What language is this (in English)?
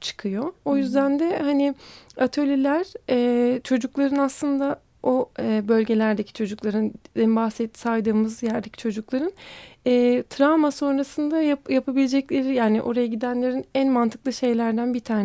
Turkish